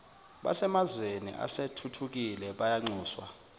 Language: Zulu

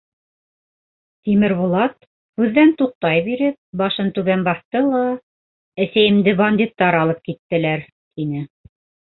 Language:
Bashkir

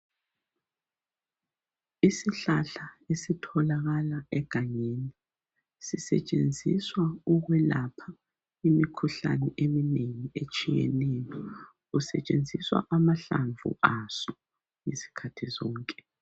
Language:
North Ndebele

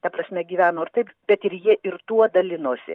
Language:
Lithuanian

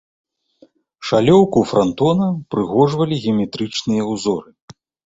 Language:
Belarusian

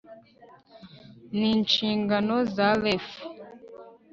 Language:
Kinyarwanda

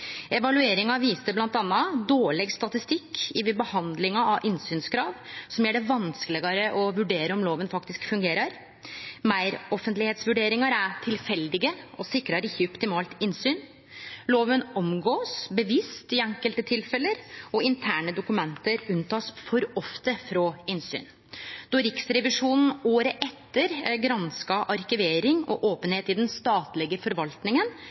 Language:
Norwegian Nynorsk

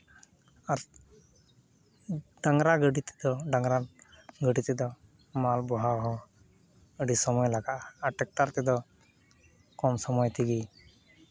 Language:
Santali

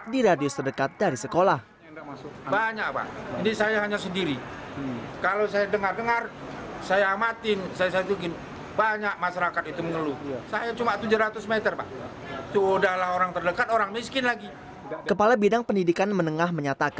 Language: Indonesian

